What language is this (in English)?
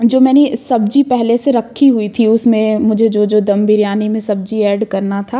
Hindi